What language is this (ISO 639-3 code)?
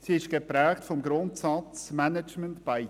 gsw